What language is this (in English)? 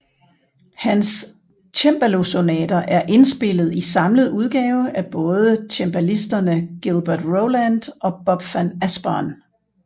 Danish